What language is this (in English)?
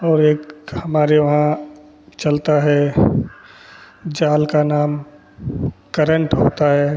Hindi